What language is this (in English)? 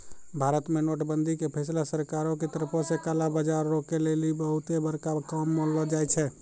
Maithili